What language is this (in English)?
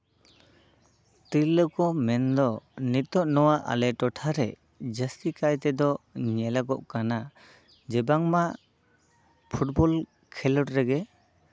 Santali